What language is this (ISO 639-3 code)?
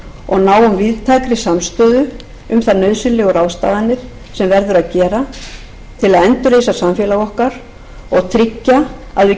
isl